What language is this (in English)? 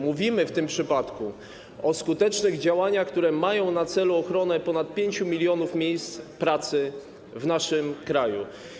Polish